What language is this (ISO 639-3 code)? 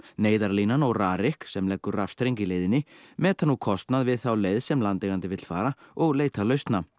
isl